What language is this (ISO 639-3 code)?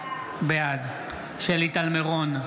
heb